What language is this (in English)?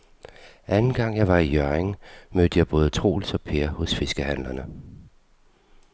Danish